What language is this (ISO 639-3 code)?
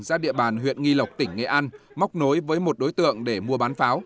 vie